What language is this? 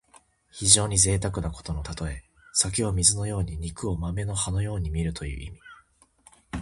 Japanese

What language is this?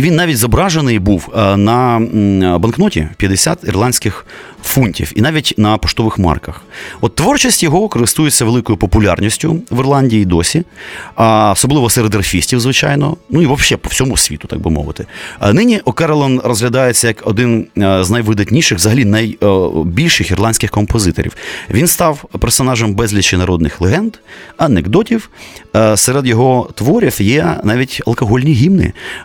Ukrainian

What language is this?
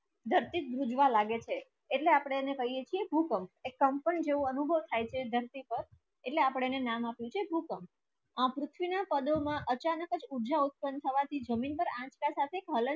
Gujarati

